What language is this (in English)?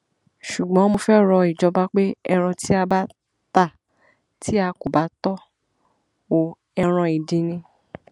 Yoruba